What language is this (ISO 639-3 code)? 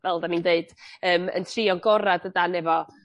cym